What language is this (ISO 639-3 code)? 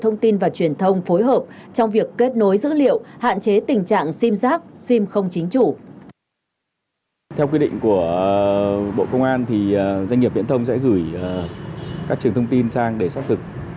vie